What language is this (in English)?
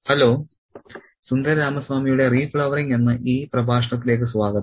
Malayalam